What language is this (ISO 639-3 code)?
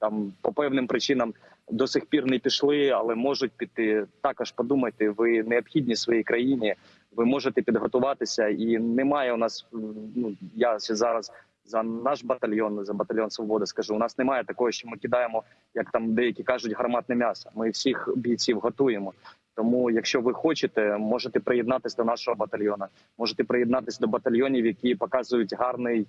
ukr